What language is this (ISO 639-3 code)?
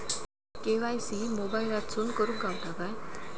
mar